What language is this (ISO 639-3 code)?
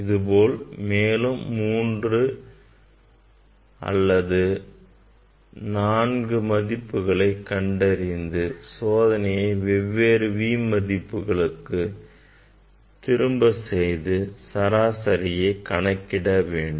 tam